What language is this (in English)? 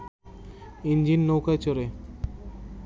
Bangla